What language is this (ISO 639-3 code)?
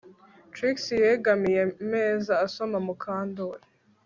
kin